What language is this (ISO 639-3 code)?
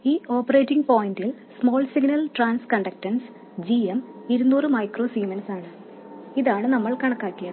mal